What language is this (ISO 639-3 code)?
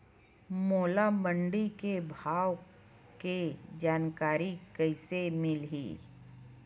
hne